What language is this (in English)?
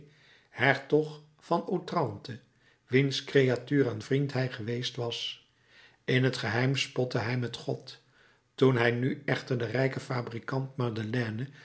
Dutch